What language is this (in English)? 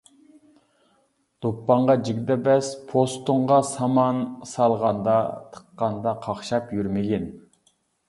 Uyghur